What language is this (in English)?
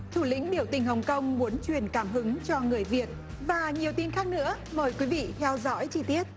Vietnamese